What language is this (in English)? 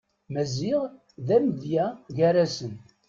Kabyle